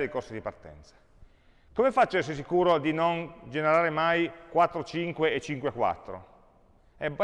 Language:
Italian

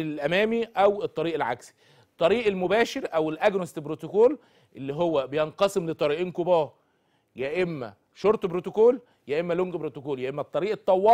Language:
Arabic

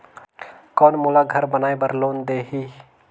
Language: Chhattisgarhi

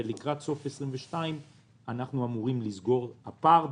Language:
Hebrew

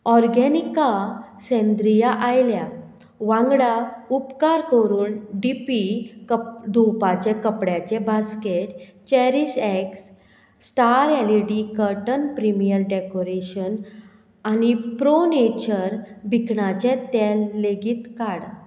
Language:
Konkani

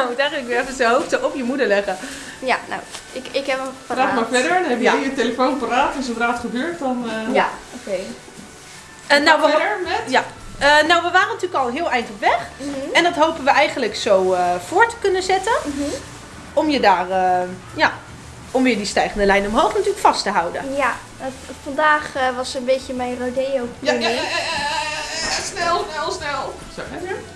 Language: Dutch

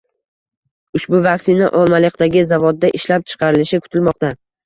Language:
Uzbek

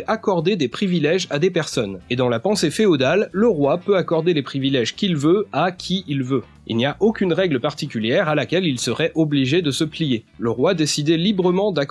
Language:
French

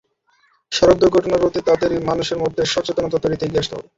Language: Bangla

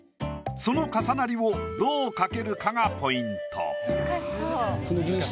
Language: Japanese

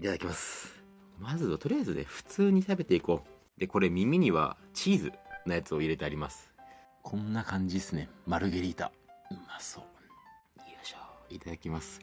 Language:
Japanese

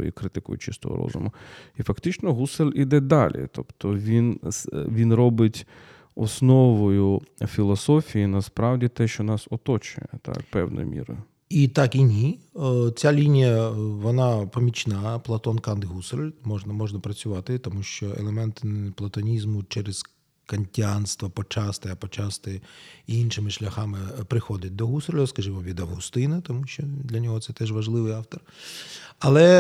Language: Ukrainian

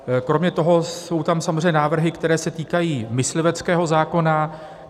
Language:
Czech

